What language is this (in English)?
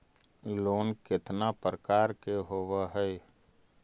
Magahi